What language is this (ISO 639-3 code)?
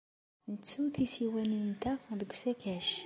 kab